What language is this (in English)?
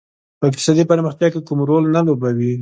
Pashto